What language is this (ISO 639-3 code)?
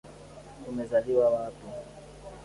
swa